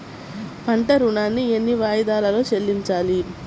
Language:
Telugu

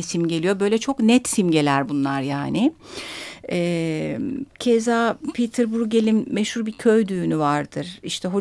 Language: Turkish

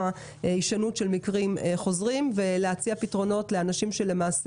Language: Hebrew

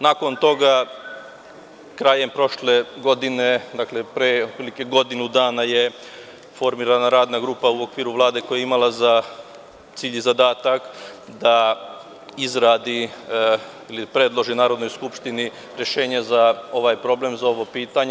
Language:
Serbian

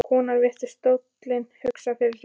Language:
Icelandic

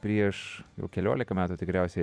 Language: Lithuanian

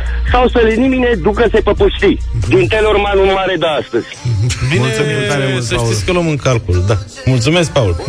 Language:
Romanian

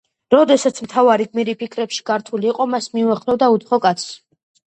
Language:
Georgian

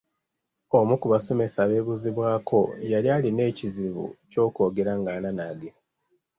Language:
Ganda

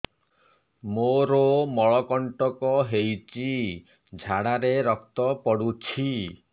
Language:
Odia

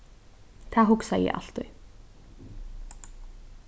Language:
Faroese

